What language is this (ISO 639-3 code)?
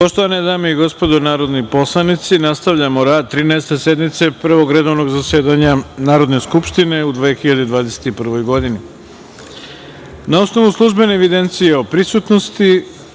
srp